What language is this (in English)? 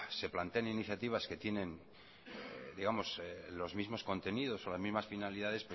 Spanish